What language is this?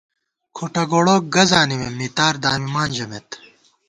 Gawar-Bati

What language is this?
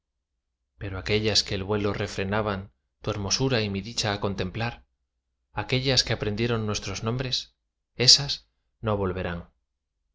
Spanish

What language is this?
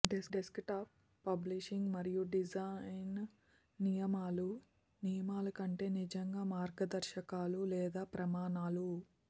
Telugu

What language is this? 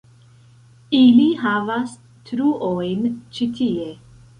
Esperanto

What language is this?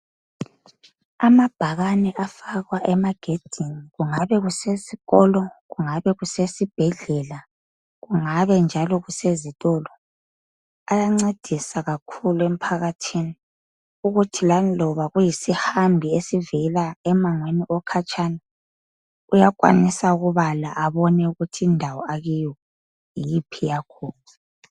North Ndebele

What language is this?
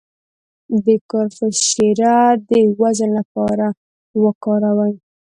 Pashto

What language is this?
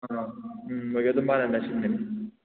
Manipuri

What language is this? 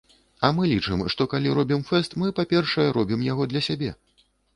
Belarusian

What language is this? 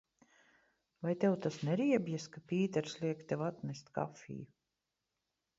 Latvian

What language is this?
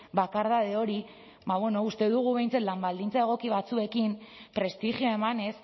Basque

